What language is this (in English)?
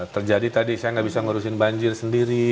Indonesian